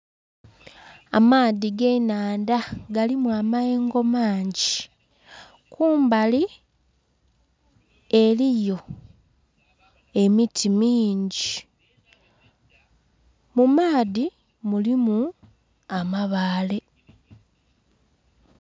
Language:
Soga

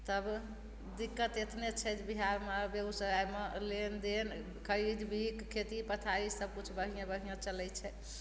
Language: Maithili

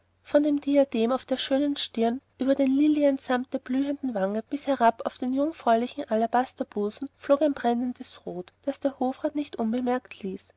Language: German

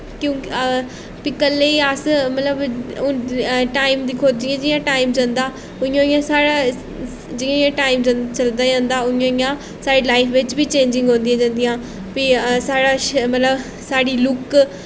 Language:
Dogri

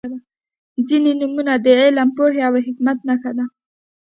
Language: Pashto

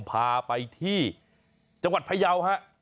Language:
Thai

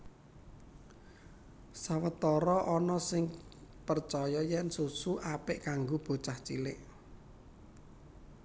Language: Javanese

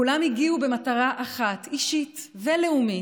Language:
Hebrew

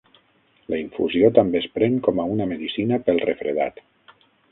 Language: Catalan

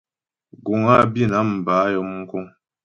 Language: Ghomala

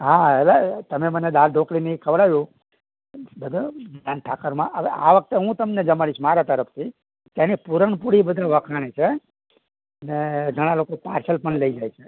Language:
Gujarati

